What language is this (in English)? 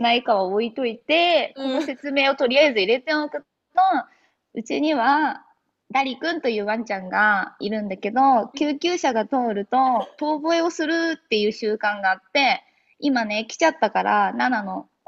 Japanese